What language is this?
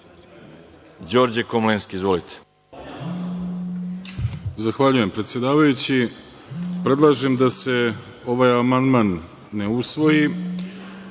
Serbian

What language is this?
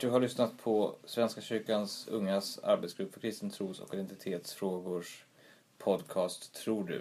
Swedish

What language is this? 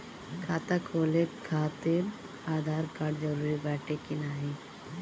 Bhojpuri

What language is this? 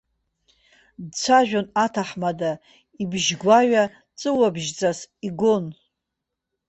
Abkhazian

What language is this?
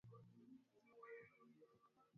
Swahili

